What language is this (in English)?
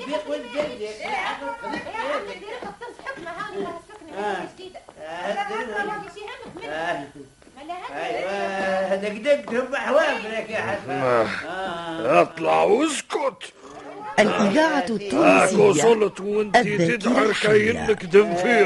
Arabic